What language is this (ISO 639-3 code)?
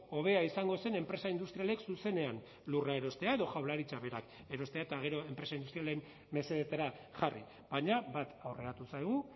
eus